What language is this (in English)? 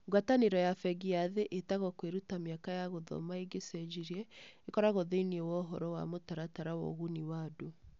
Kikuyu